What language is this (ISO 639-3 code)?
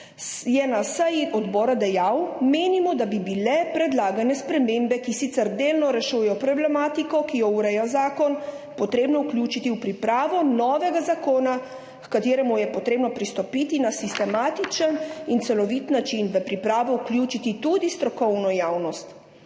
slv